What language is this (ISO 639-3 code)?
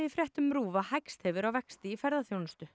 isl